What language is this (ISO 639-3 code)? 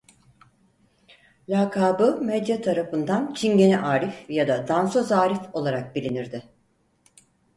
tur